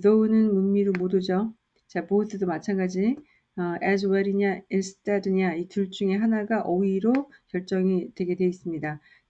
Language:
Korean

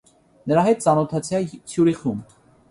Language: Armenian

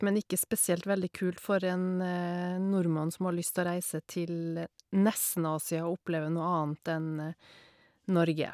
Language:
Norwegian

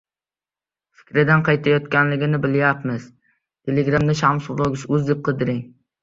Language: Uzbek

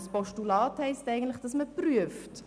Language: Swiss German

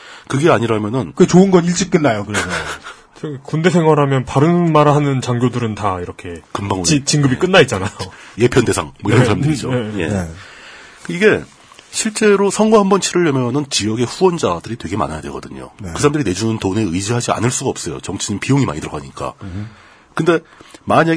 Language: Korean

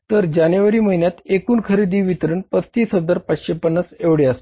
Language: Marathi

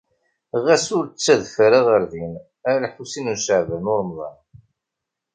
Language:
Kabyle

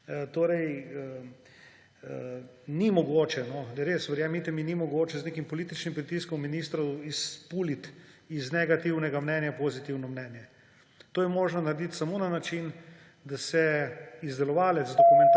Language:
Slovenian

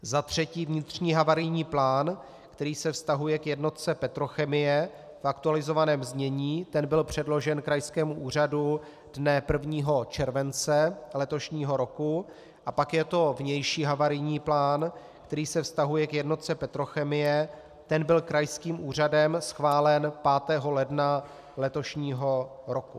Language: Czech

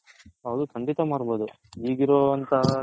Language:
Kannada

